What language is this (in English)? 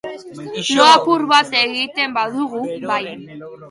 Basque